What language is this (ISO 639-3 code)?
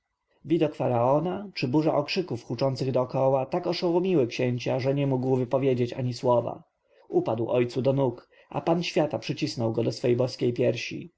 pol